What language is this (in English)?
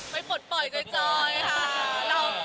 Thai